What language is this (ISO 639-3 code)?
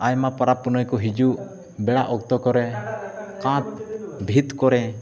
sat